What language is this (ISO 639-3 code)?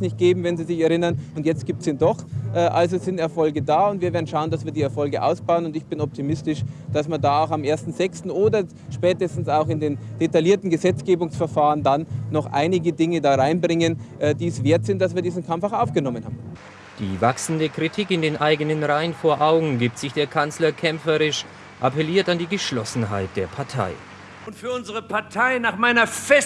deu